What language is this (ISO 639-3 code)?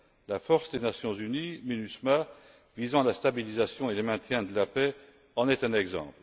fra